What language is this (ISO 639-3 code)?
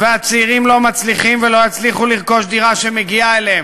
heb